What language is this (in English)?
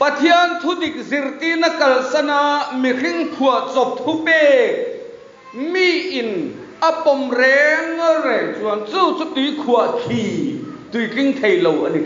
Thai